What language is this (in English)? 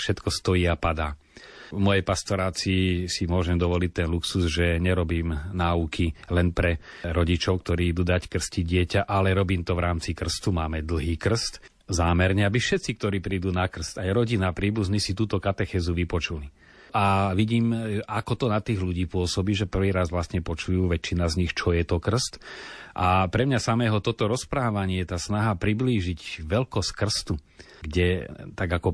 Slovak